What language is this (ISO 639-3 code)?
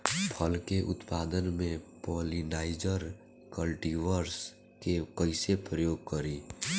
bho